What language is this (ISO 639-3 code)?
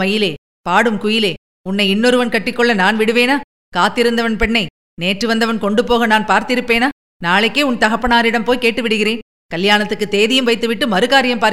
tam